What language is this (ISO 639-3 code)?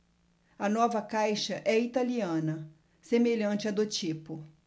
por